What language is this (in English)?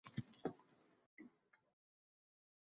Uzbek